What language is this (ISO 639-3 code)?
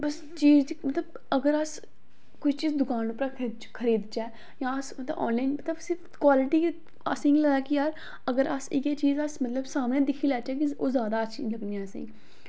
doi